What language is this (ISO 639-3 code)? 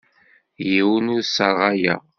kab